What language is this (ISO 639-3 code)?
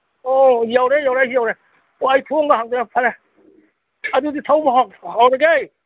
mni